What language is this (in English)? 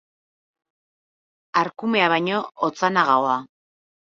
Basque